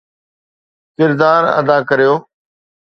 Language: Sindhi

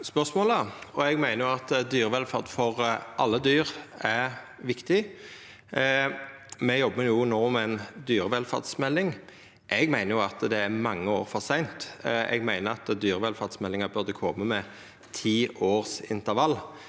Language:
Norwegian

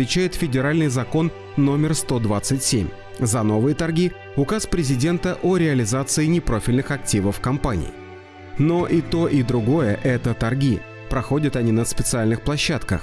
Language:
Russian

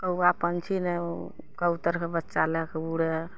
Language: Maithili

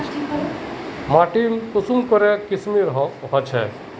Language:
Magahi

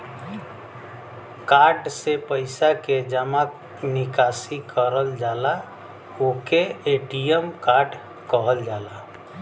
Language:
Bhojpuri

